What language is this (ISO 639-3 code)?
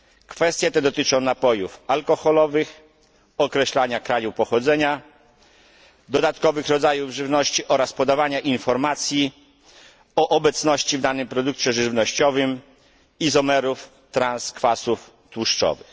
pol